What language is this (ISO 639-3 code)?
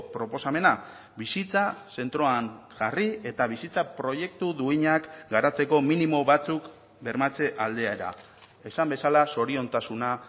eus